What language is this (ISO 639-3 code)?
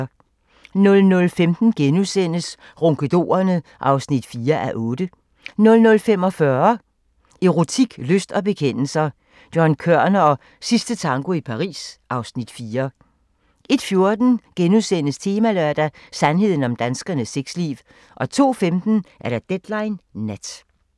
dan